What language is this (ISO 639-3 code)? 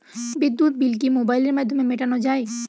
ben